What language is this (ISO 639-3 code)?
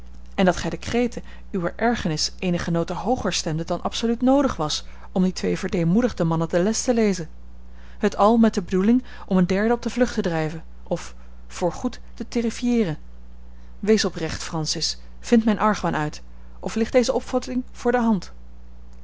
nld